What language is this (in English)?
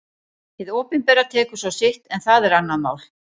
Icelandic